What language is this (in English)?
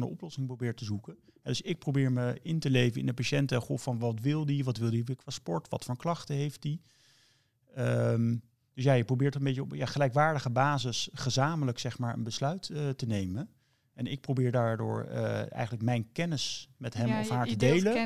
Dutch